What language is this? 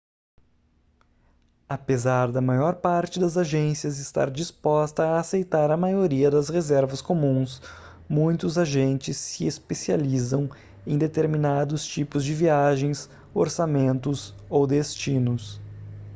Portuguese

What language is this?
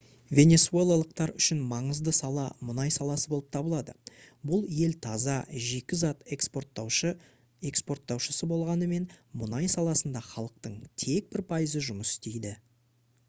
Kazakh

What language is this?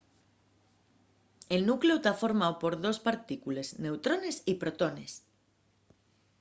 Asturian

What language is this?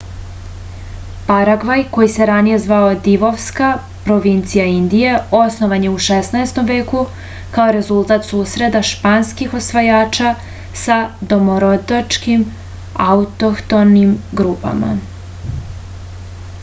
Serbian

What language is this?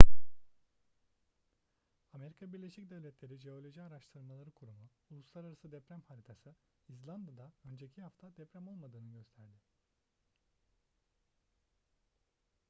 Turkish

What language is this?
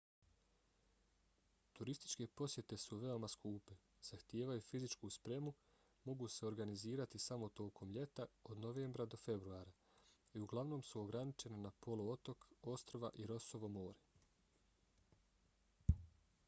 Bosnian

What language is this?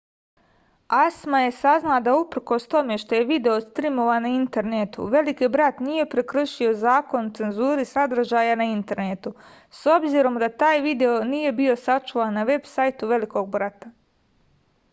Serbian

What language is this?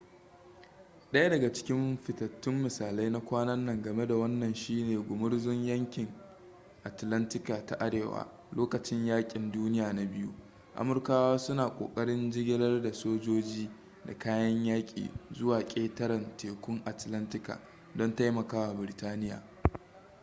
Hausa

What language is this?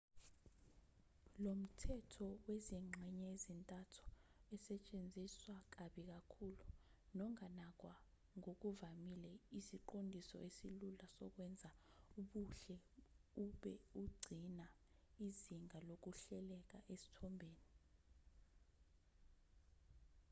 Zulu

